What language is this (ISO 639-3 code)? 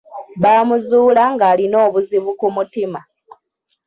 lug